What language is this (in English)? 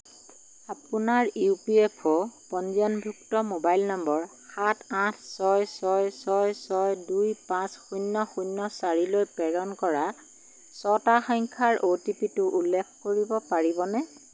Assamese